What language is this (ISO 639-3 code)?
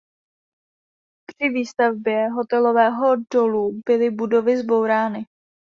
ces